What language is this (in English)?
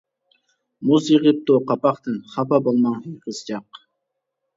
Uyghur